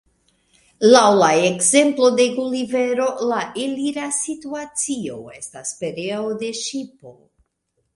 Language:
Esperanto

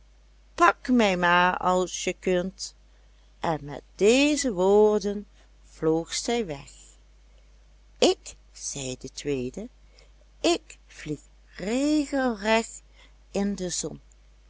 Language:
Dutch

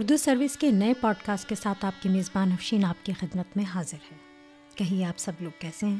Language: Urdu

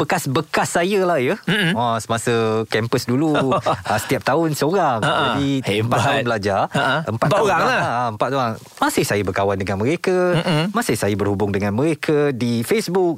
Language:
Malay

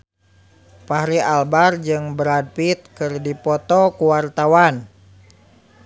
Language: Sundanese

